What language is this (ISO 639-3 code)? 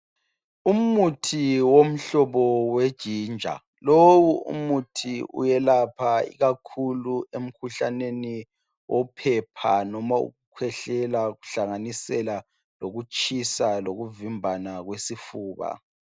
nde